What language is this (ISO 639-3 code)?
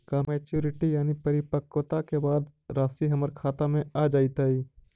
mag